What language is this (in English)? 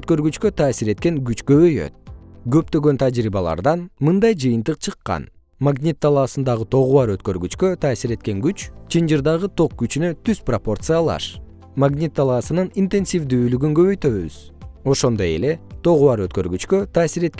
Kyrgyz